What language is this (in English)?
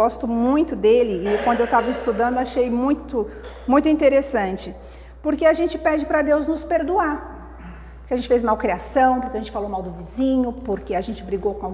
Portuguese